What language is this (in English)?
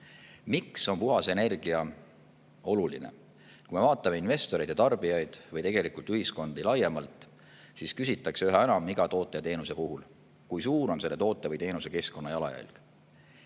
Estonian